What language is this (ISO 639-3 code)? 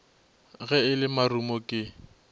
nso